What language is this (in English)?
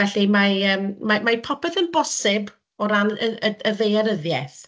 Welsh